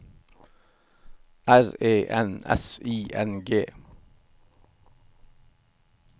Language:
Norwegian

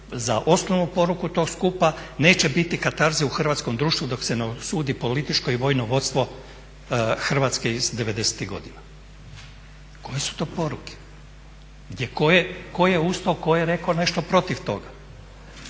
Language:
Croatian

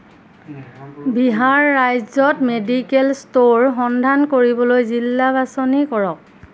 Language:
Assamese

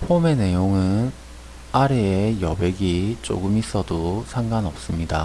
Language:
Korean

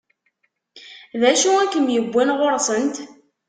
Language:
Kabyle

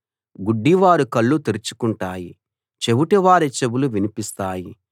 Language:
Telugu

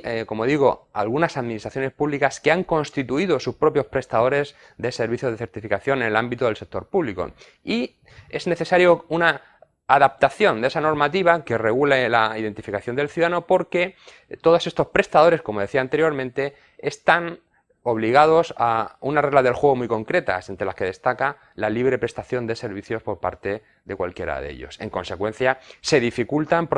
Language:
Spanish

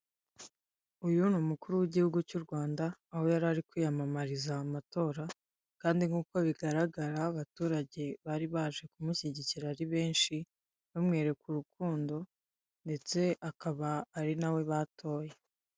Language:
Kinyarwanda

